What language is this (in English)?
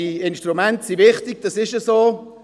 Swiss German